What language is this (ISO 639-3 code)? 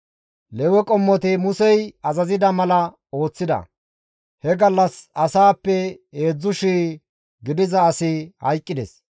gmv